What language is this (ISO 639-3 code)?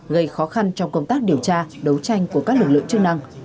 vie